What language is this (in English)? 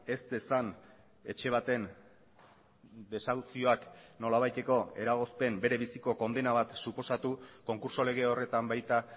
Basque